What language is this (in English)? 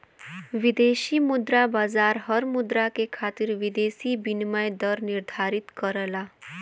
Bhojpuri